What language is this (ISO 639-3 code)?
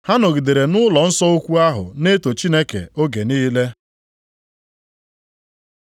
ibo